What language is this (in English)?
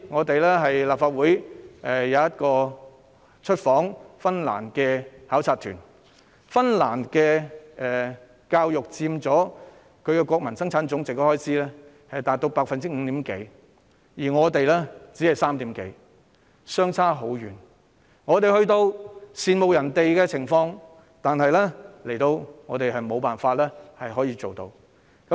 Cantonese